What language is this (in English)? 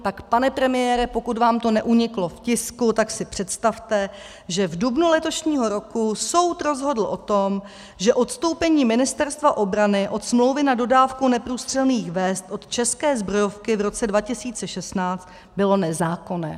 Czech